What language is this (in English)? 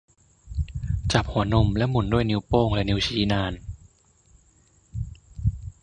Thai